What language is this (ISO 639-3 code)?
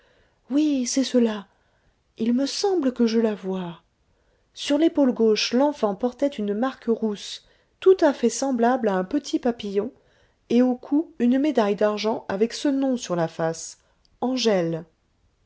fra